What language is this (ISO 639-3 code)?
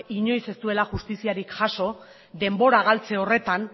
eus